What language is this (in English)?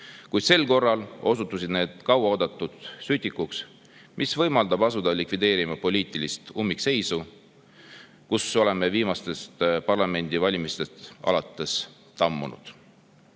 Estonian